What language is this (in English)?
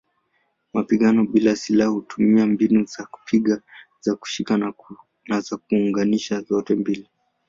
Swahili